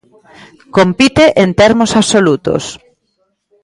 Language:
Galician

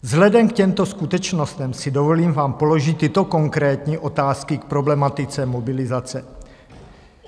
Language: Czech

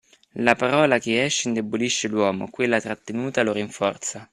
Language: Italian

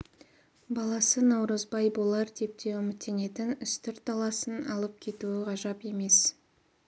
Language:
Kazakh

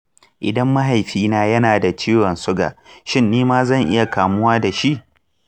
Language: Hausa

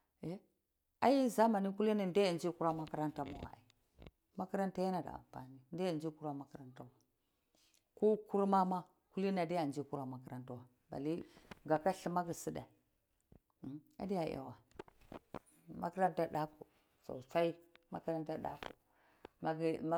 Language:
Cibak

